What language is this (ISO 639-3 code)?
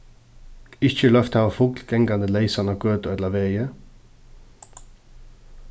fao